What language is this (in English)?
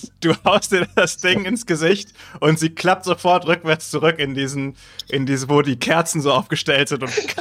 German